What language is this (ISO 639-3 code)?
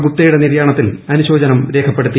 mal